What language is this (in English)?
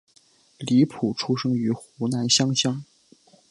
Chinese